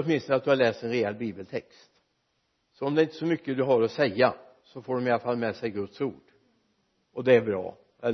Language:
Swedish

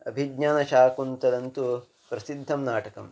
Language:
Sanskrit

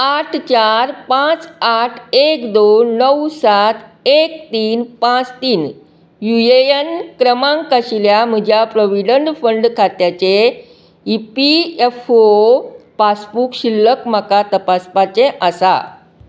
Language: Konkani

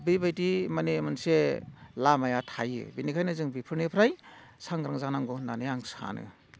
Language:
Bodo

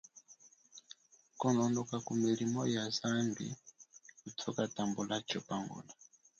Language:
Chokwe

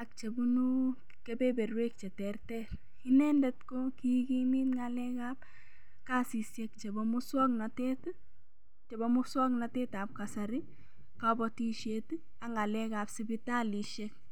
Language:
Kalenjin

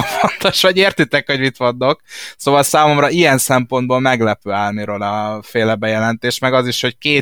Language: Hungarian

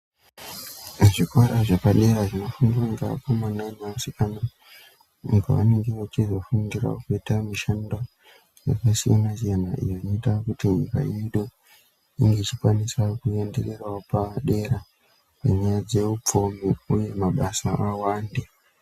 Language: Ndau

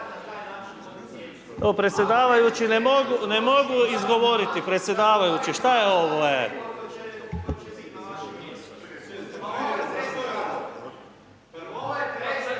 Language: Croatian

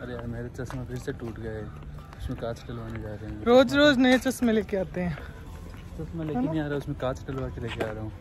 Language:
Hindi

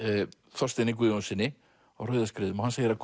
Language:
Icelandic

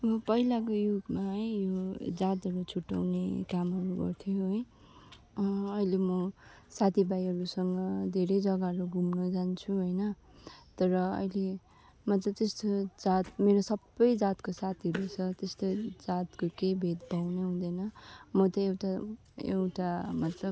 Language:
Nepali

